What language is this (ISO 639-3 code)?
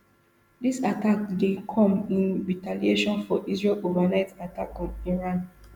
pcm